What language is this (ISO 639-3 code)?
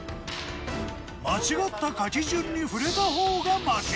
jpn